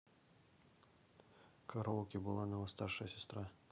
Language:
Russian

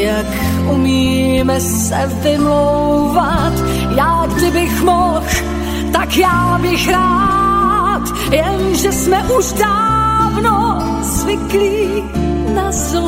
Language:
Slovak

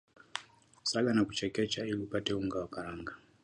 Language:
Swahili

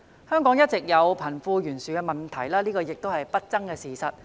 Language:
Cantonese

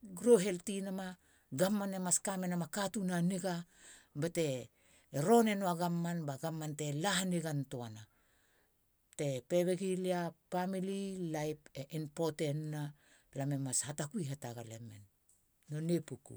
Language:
Halia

